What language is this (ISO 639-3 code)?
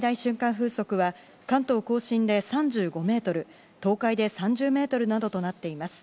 jpn